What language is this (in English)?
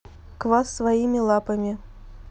Russian